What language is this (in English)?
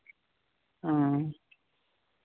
Santali